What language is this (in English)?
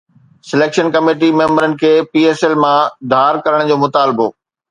Sindhi